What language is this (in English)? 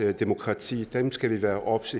Danish